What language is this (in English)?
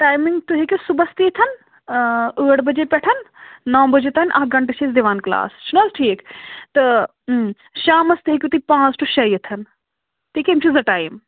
Kashmiri